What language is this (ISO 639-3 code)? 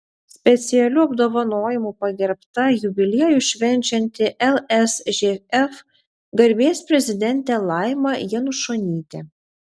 lit